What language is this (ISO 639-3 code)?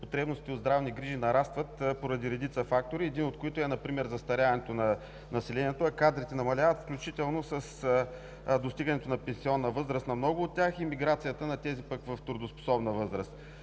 bul